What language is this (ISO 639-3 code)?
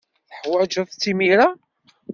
kab